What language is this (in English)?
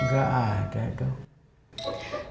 Indonesian